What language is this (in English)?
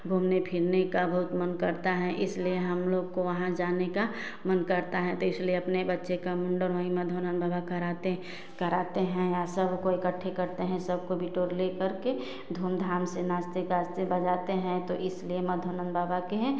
Hindi